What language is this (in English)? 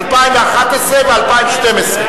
Hebrew